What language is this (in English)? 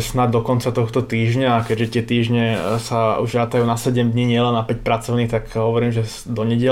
Slovak